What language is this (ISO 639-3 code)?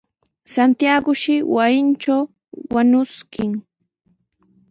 qws